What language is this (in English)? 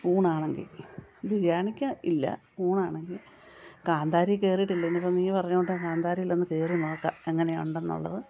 Malayalam